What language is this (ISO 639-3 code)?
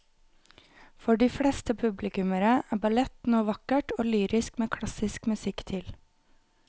nor